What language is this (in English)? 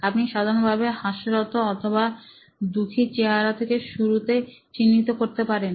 Bangla